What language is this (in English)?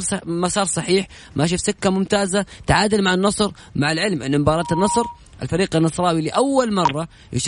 Arabic